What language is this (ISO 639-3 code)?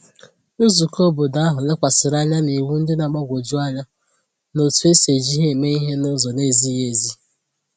ibo